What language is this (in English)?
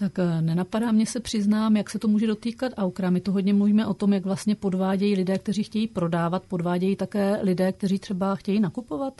Czech